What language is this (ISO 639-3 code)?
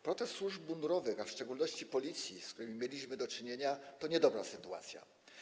pol